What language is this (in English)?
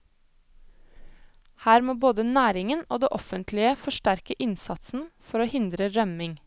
Norwegian